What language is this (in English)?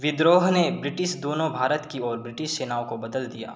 Hindi